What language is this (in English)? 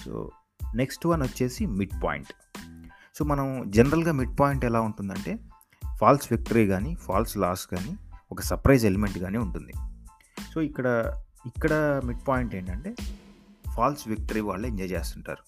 Telugu